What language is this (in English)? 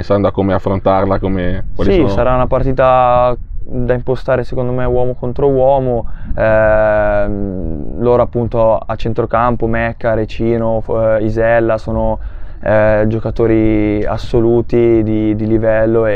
Italian